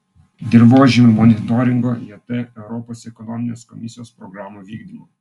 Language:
Lithuanian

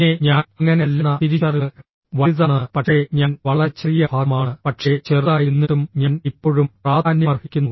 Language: Malayalam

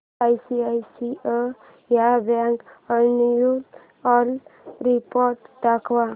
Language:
Marathi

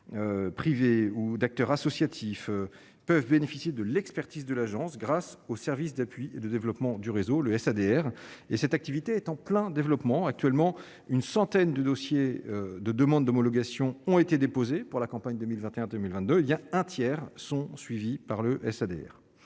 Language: French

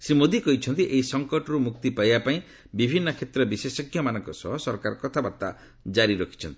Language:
Odia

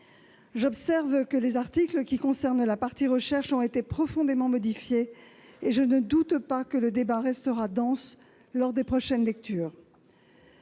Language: French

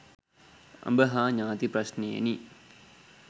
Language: Sinhala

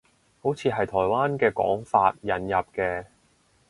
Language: Cantonese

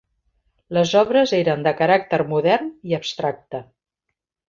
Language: Catalan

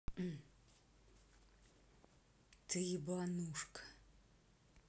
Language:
Russian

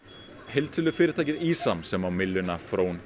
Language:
Icelandic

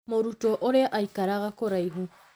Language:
Kikuyu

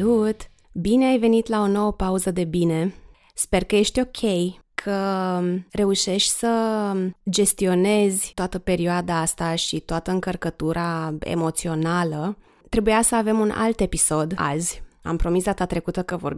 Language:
Romanian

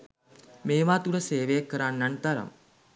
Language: Sinhala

